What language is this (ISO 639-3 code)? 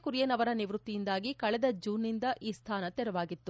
kan